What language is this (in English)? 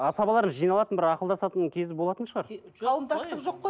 Kazakh